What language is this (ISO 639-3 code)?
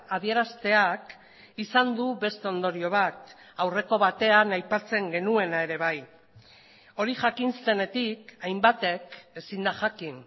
eus